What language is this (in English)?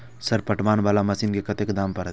Maithili